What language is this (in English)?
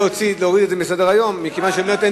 Hebrew